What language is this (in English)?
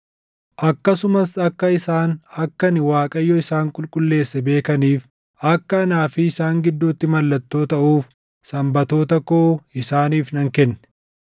Oromo